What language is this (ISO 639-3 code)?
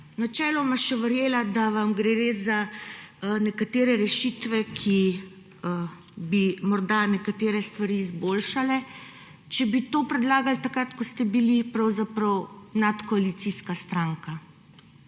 slv